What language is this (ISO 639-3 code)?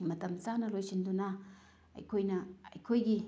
mni